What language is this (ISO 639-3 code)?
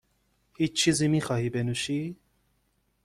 fas